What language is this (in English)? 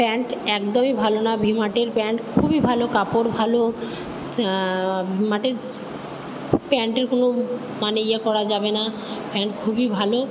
Bangla